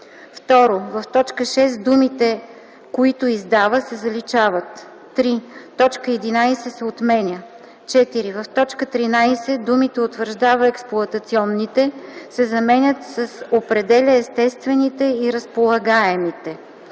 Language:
Bulgarian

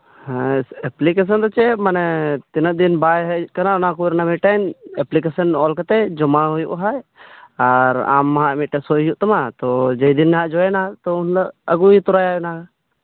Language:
Santali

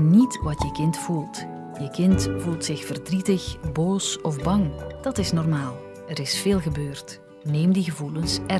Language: Dutch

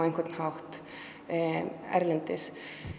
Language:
Icelandic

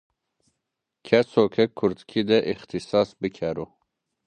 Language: Zaza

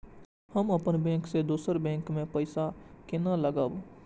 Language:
Maithili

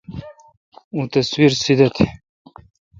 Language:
Kalkoti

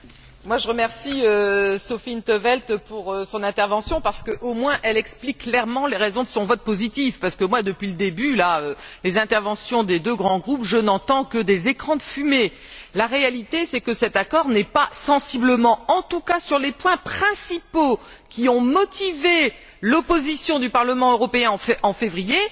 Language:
French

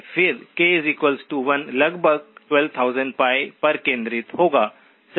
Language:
Hindi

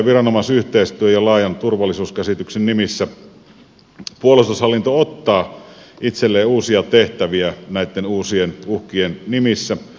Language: Finnish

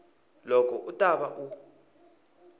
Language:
Tsonga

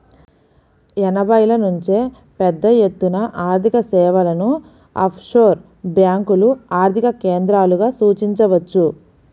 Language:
Telugu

